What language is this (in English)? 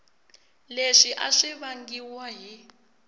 Tsonga